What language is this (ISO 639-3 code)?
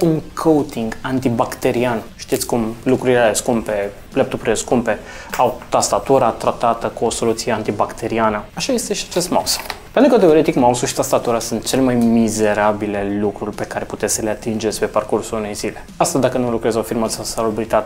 ron